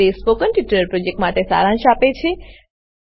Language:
Gujarati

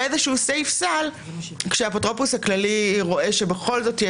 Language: Hebrew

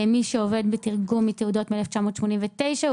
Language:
Hebrew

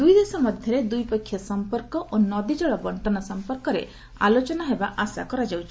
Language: Odia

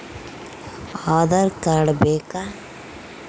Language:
Kannada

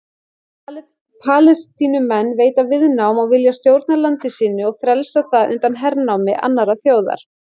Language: Icelandic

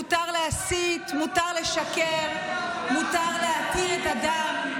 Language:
Hebrew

